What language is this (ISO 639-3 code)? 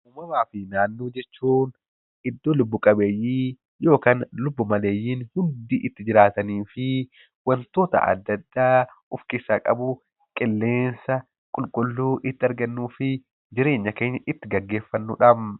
orm